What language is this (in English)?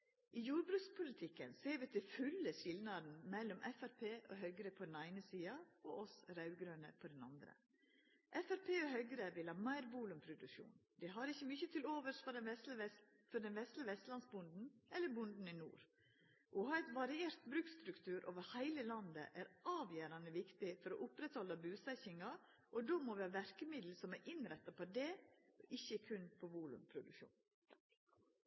Norwegian Nynorsk